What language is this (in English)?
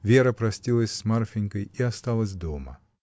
Russian